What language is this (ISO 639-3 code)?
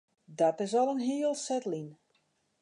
fry